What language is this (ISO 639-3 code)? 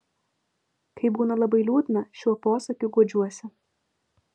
lit